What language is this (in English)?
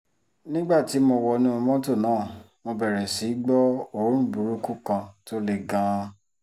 Yoruba